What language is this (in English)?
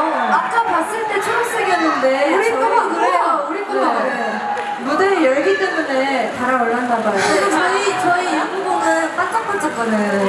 Korean